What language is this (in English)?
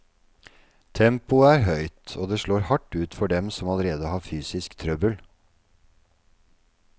Norwegian